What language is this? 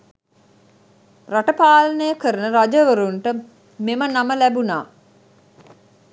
Sinhala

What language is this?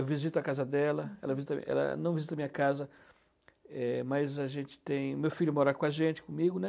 Portuguese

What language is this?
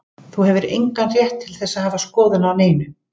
Icelandic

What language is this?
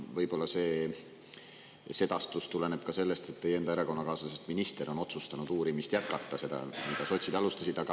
Estonian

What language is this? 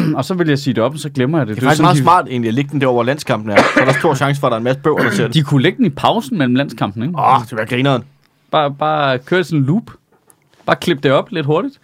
Danish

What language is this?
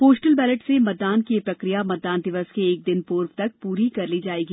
Hindi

